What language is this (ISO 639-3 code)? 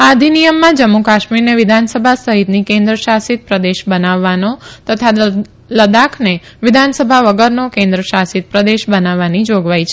guj